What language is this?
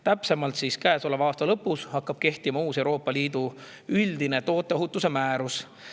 Estonian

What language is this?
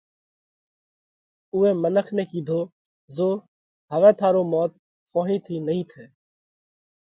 Parkari Koli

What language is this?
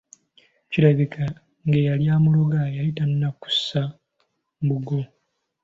Ganda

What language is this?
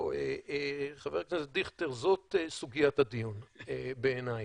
Hebrew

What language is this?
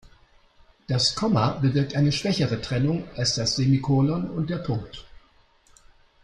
German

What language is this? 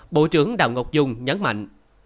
Vietnamese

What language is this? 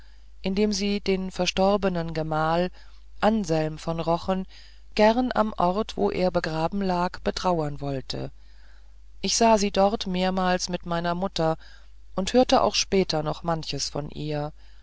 German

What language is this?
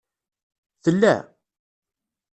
Kabyle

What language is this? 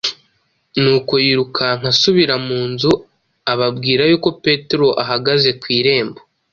Kinyarwanda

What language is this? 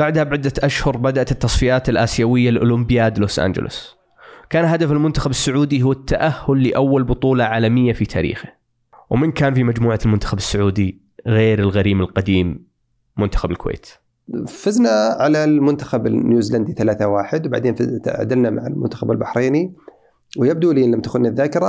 Arabic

